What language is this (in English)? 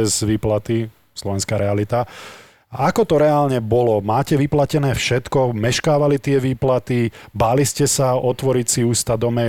Slovak